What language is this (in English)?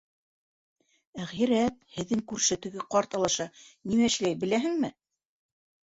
Bashkir